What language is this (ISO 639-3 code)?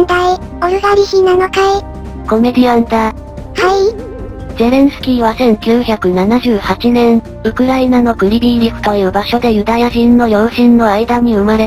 jpn